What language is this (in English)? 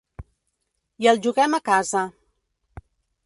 Catalan